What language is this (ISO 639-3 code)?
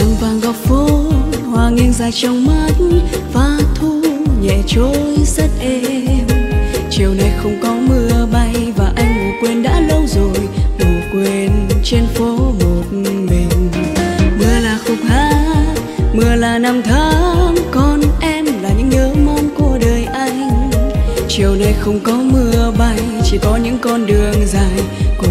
vie